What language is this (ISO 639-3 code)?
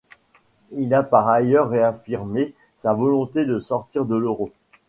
fra